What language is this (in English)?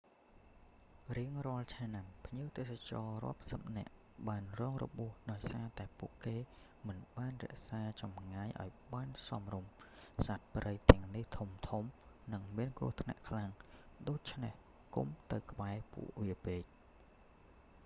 Khmer